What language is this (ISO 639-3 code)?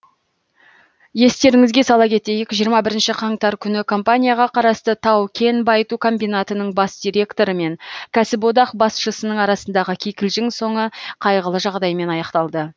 kaz